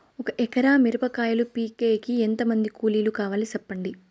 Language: Telugu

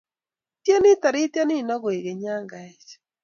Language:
Kalenjin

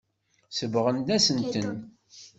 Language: Kabyle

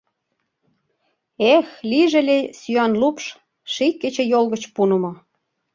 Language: Mari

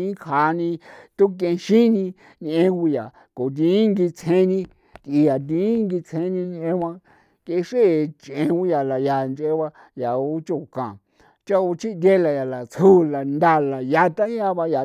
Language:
San Felipe Otlaltepec Popoloca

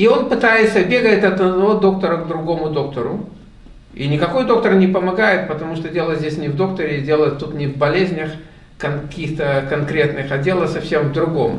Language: Russian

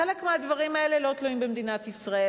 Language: Hebrew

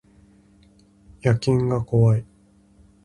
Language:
Japanese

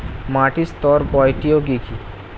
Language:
Bangla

